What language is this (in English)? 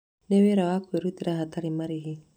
Kikuyu